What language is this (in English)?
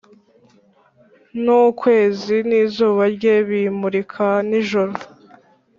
Kinyarwanda